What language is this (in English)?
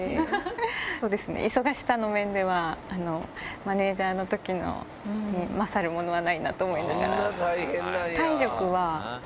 Japanese